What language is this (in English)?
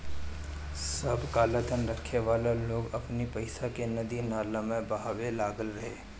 Bhojpuri